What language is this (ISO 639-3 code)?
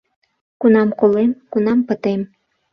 chm